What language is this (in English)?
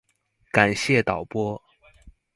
Chinese